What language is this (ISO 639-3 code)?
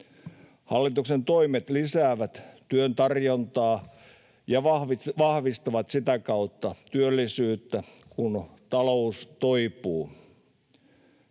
fin